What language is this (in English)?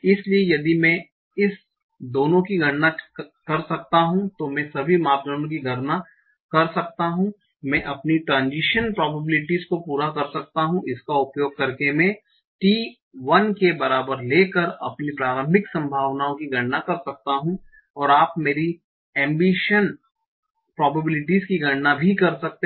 Hindi